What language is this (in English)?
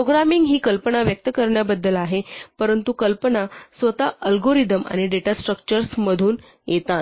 Marathi